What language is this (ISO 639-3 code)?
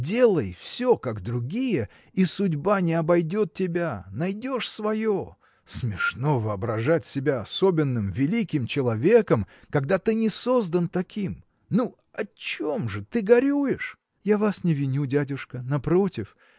rus